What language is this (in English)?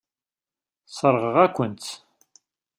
Kabyle